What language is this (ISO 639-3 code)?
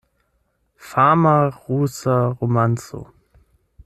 epo